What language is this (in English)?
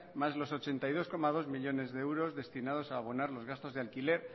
Spanish